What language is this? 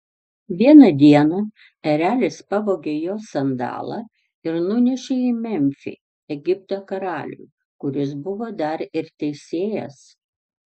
Lithuanian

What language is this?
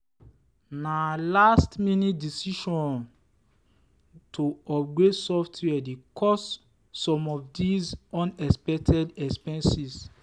Nigerian Pidgin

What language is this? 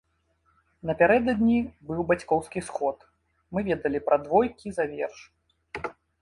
Belarusian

